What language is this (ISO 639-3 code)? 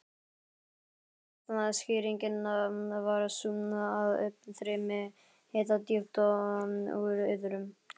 isl